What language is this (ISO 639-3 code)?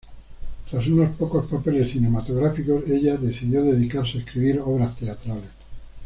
spa